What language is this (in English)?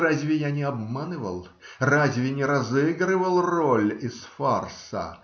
Russian